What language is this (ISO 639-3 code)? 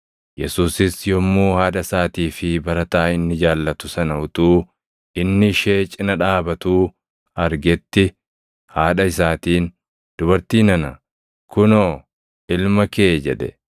orm